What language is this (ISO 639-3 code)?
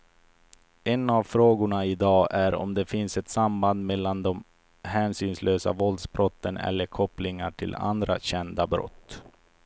swe